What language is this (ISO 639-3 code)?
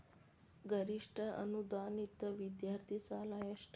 kan